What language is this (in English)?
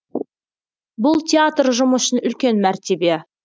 Kazakh